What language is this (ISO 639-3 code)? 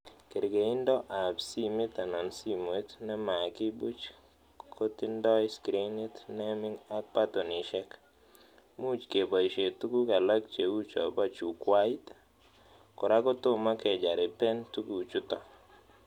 kln